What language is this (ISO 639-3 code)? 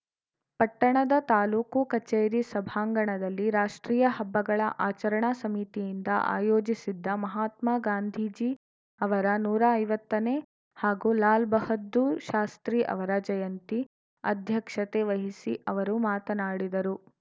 kan